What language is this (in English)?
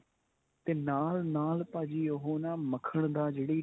Punjabi